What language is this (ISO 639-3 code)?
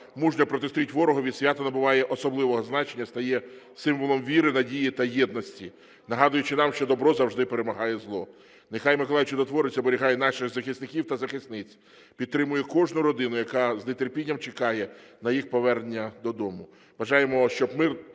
ukr